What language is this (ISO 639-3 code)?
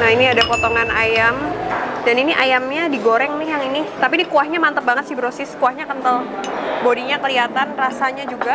ind